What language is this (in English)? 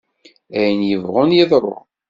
Kabyle